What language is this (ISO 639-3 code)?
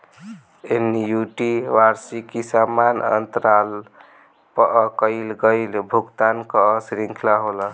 bho